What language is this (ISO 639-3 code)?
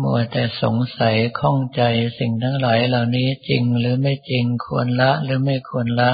tha